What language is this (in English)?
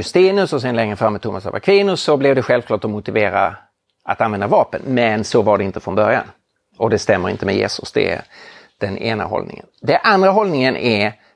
Swedish